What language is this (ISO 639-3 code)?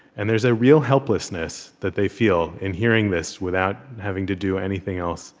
eng